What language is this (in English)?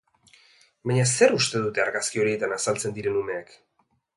Basque